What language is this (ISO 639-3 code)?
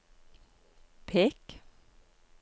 nor